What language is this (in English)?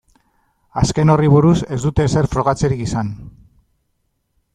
Basque